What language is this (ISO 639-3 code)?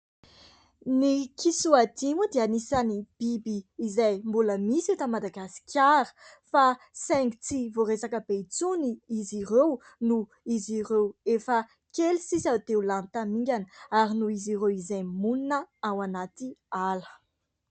mlg